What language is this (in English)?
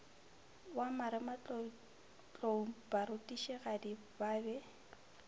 Northern Sotho